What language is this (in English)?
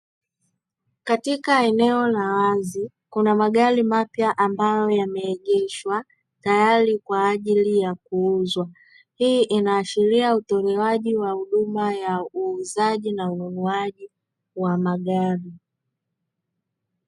Swahili